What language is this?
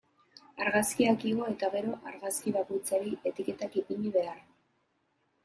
Basque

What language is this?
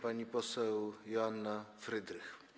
Polish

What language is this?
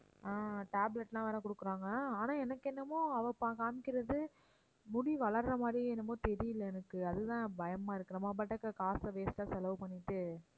Tamil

